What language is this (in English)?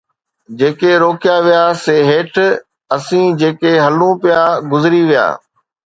Sindhi